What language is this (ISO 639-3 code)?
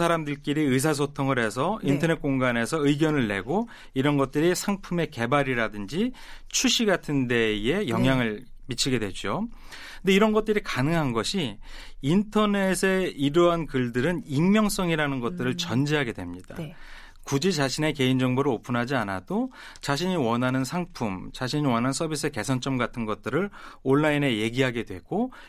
kor